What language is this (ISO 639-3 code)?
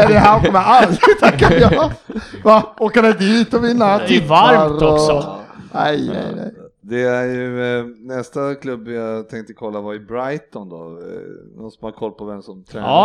swe